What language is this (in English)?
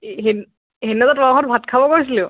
Assamese